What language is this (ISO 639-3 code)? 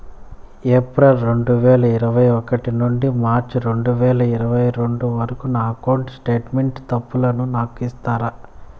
tel